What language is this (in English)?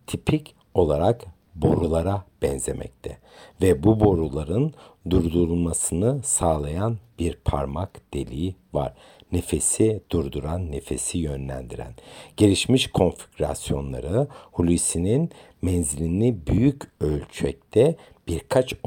Turkish